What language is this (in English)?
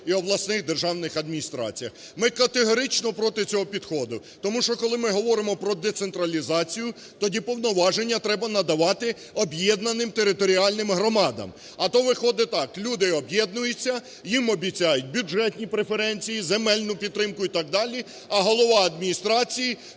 Ukrainian